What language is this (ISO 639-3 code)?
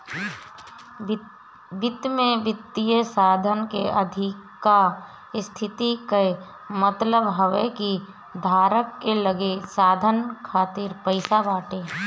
bho